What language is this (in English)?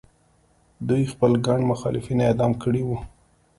Pashto